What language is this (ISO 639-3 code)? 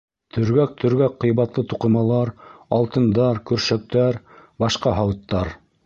bak